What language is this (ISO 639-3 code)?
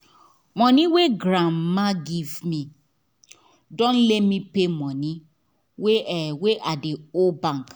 pcm